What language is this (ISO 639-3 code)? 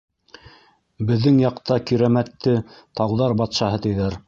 bak